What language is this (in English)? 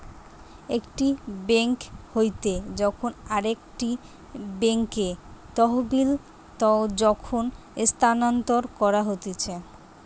Bangla